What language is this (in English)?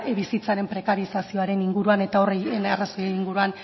Basque